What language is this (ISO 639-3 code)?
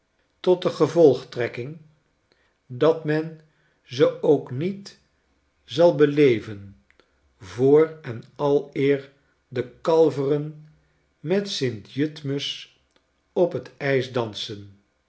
nld